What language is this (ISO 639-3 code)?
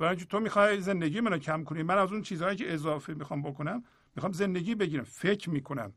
fas